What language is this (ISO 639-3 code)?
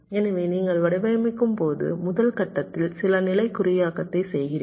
tam